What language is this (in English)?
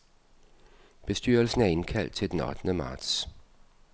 Danish